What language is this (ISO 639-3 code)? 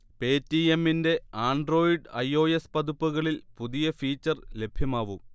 mal